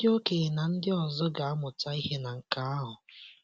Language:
Igbo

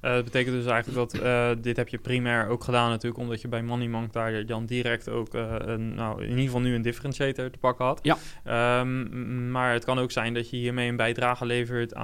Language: Dutch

